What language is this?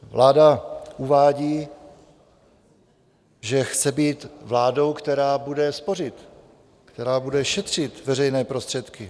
Czech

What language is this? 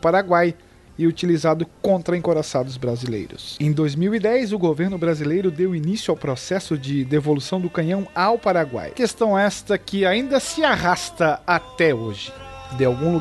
Portuguese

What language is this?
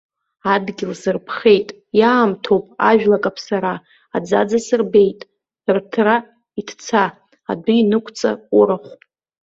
Abkhazian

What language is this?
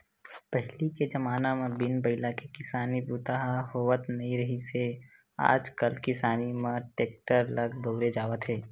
Chhattisgarhi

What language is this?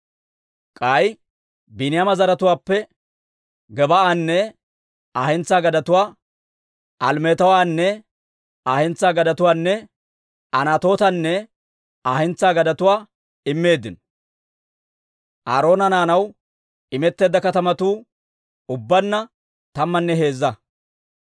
Dawro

